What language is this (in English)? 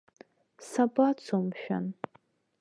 Abkhazian